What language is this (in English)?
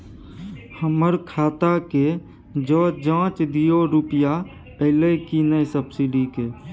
Maithili